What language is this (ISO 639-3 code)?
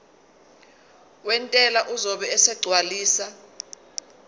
zul